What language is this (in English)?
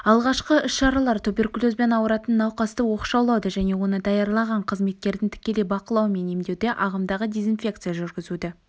Kazakh